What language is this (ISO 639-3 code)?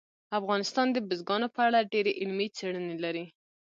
pus